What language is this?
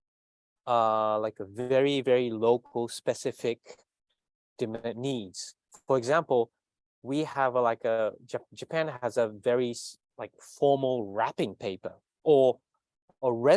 English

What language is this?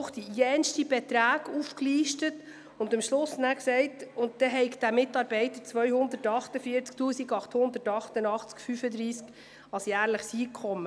Swiss German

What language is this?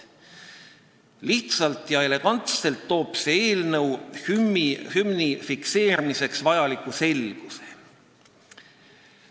Estonian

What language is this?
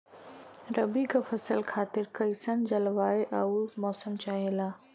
Bhojpuri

